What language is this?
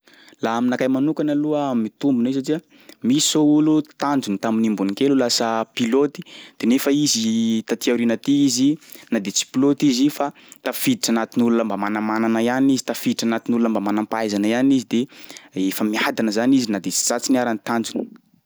Sakalava Malagasy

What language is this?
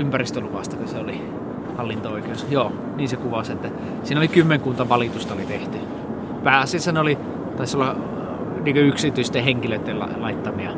Finnish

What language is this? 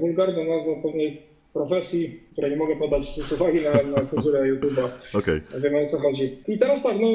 Polish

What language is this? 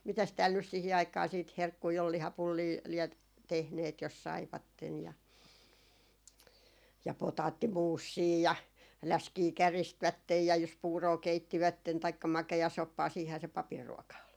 Finnish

